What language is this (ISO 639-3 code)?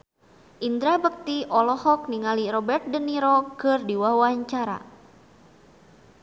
sun